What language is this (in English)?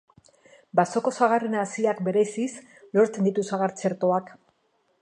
Basque